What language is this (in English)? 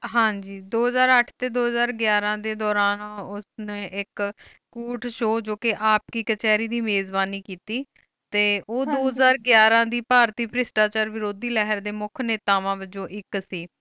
Punjabi